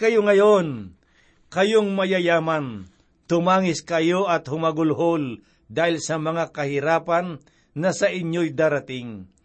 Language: Filipino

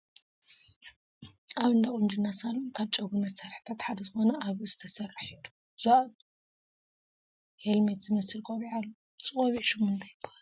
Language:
Tigrinya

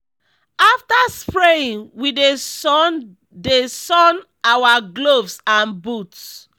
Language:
Nigerian Pidgin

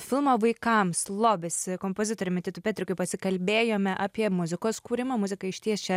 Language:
Lithuanian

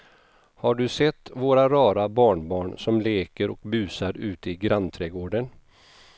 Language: Swedish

